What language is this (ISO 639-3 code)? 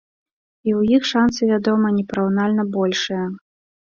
bel